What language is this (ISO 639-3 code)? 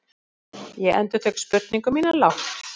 isl